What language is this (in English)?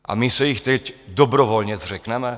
Czech